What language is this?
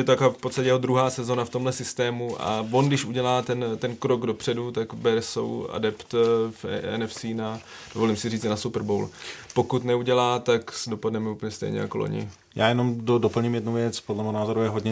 Czech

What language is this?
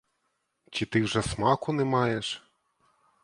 Ukrainian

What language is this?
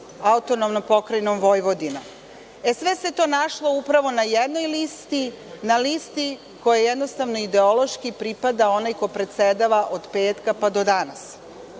Serbian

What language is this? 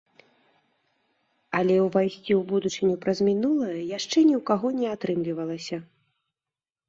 Belarusian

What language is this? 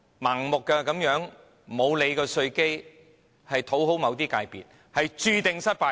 Cantonese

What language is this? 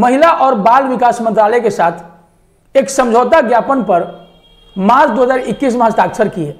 Hindi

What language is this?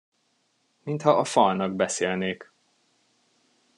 Hungarian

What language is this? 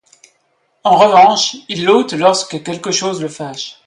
French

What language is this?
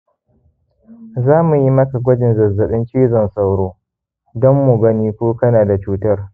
Hausa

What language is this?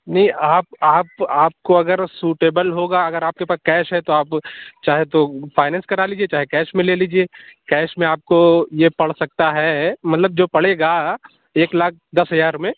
Urdu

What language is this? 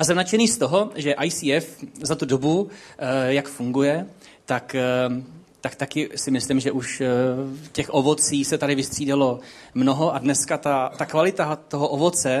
Czech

